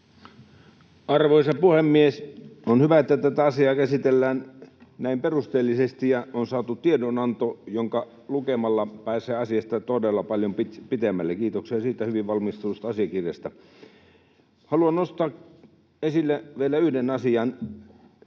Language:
Finnish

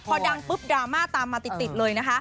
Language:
Thai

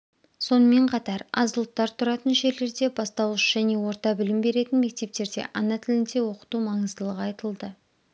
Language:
Kazakh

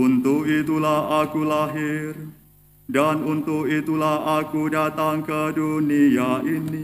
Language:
Indonesian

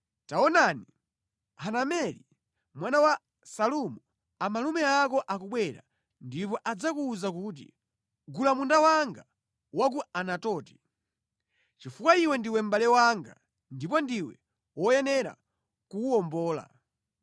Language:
Nyanja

